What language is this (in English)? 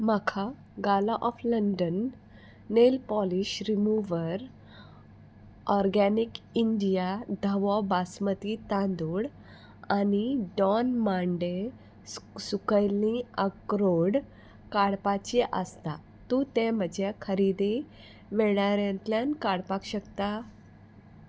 Konkani